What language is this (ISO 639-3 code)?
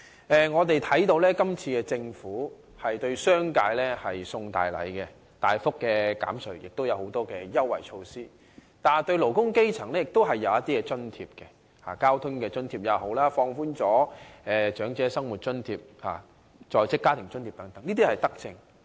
yue